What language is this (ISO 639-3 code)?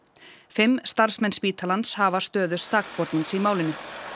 isl